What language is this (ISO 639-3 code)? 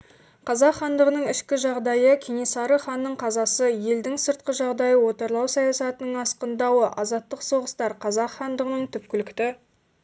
kaz